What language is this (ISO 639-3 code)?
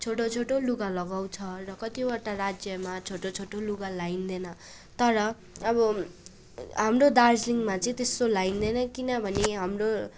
nep